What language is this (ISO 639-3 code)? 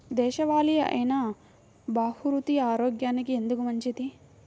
tel